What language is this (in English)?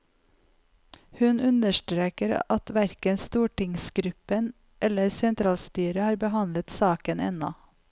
Norwegian